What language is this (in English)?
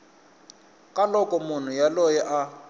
Tsonga